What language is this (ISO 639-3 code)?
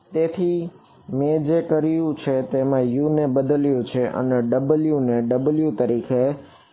guj